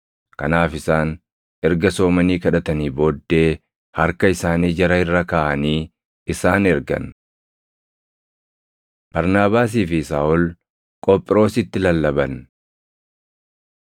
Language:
Oromo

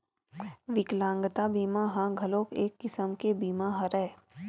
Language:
Chhattisgarhi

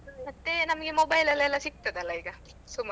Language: Kannada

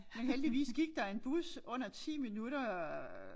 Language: Danish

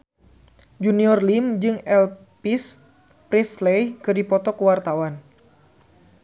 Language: Sundanese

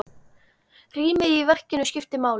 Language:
Icelandic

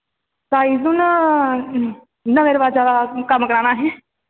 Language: Dogri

